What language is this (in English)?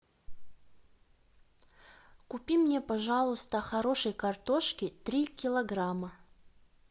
Russian